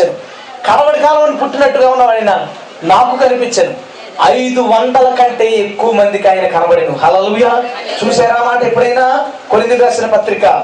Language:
Telugu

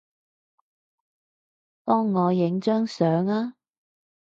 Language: Cantonese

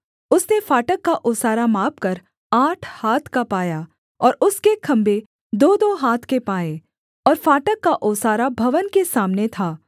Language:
Hindi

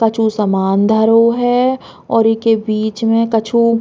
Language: Bundeli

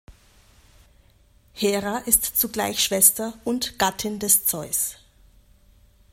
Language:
German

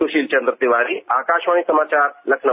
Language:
Hindi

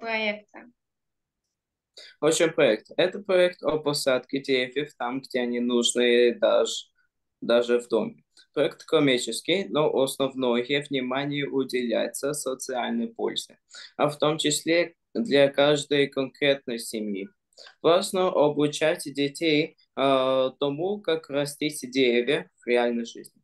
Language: Russian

